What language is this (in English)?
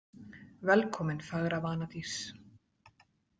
Icelandic